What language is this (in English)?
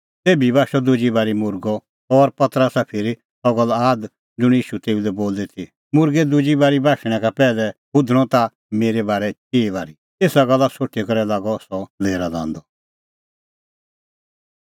Kullu Pahari